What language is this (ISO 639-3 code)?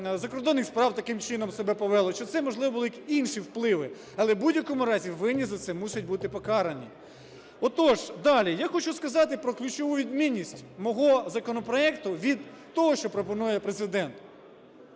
ukr